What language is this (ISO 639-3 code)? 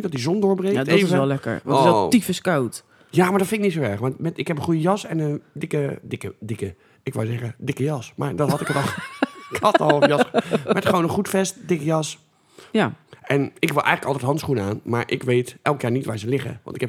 nld